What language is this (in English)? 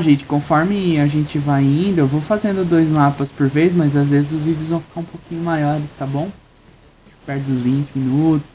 Portuguese